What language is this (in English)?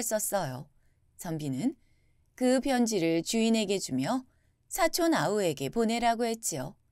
Korean